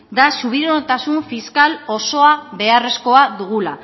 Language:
Basque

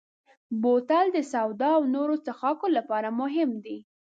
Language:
Pashto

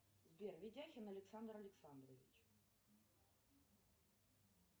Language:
Russian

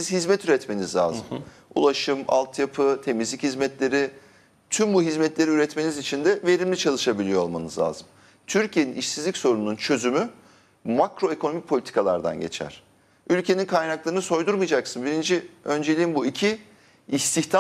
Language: Turkish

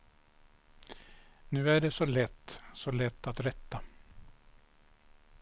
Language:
Swedish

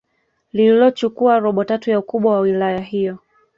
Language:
Swahili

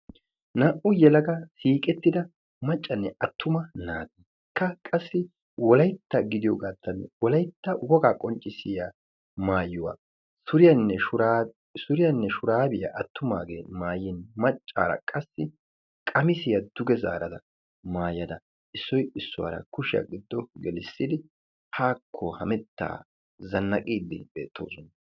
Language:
Wolaytta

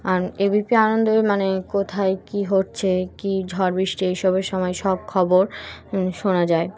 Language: Bangla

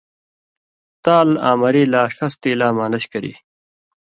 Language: Indus Kohistani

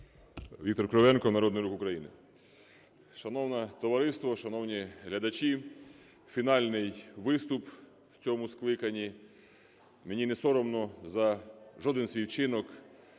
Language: Ukrainian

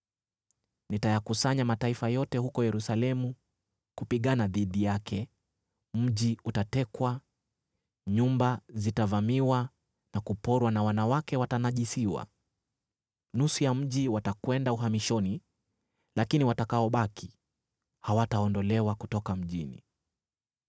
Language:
Swahili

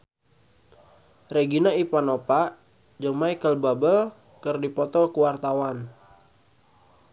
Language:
Sundanese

